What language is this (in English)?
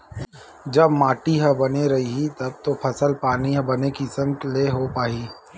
Chhattisgarhi